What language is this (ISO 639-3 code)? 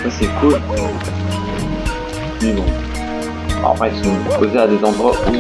fra